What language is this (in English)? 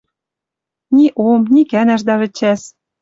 Western Mari